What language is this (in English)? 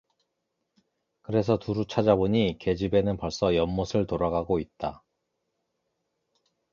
Korean